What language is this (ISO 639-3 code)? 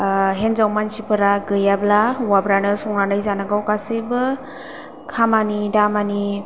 brx